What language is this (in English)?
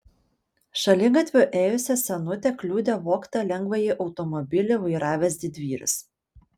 Lithuanian